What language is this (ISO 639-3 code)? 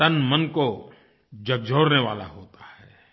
hin